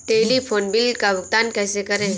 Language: Hindi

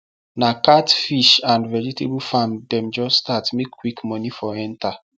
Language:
Nigerian Pidgin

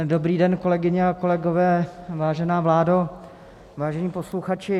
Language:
Czech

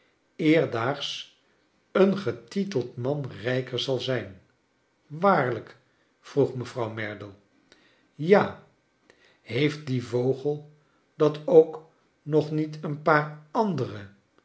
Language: Dutch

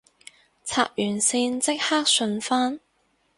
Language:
Cantonese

